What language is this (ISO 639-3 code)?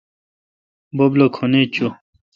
xka